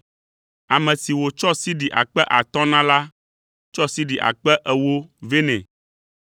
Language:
Ewe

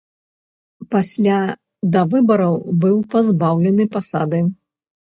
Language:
Belarusian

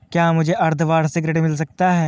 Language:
Hindi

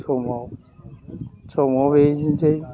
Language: Bodo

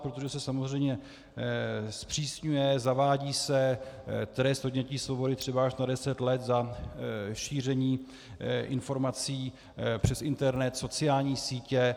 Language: Czech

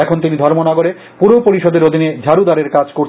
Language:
Bangla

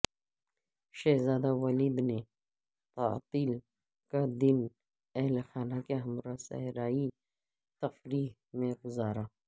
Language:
Urdu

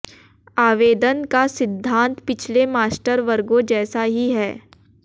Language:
Hindi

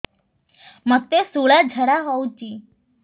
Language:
Odia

